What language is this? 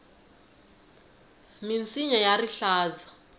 Tsonga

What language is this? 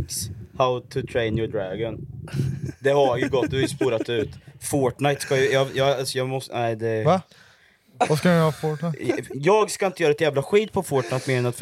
Swedish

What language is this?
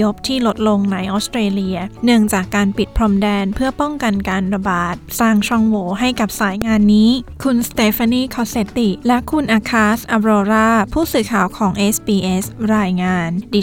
Thai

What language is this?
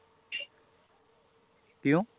Punjabi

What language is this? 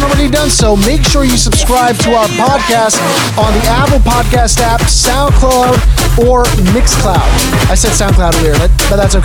English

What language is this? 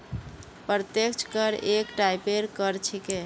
Magahi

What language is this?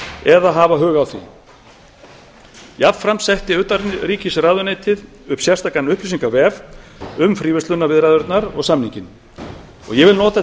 Icelandic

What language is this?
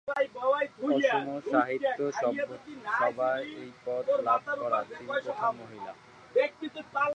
Bangla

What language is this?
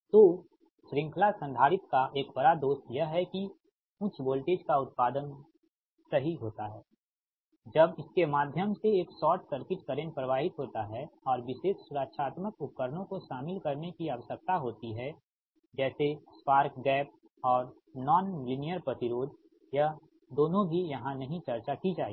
Hindi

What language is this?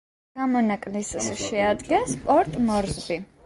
Georgian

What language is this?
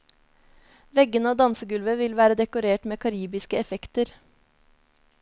Norwegian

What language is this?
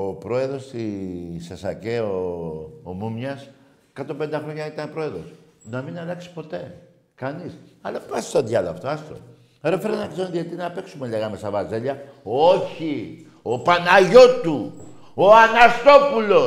Greek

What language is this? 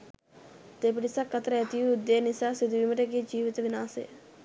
Sinhala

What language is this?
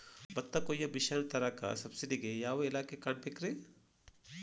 Kannada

